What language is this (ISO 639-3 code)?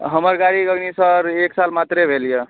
mai